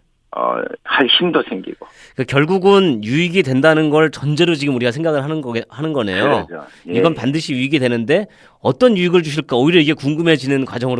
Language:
Korean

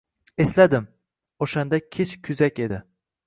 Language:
Uzbek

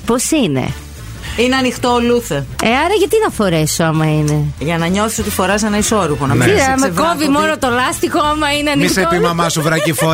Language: Greek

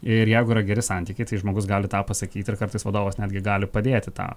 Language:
Lithuanian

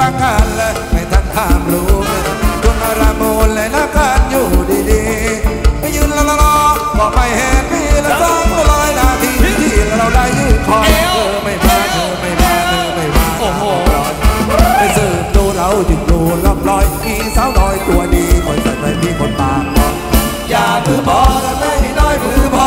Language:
Thai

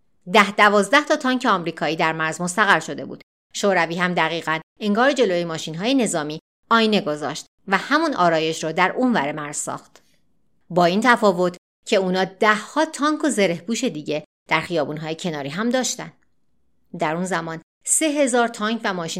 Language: Persian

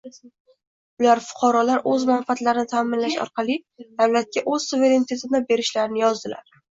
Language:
Uzbek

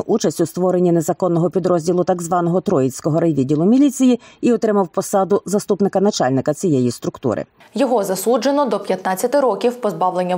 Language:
Ukrainian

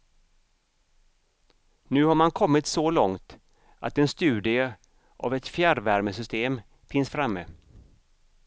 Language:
Swedish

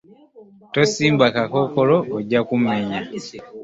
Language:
Ganda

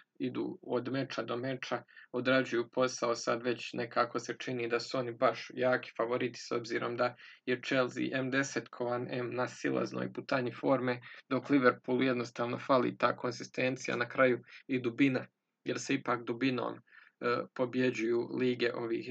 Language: Croatian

